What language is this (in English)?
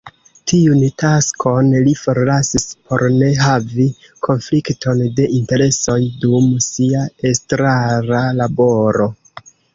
Esperanto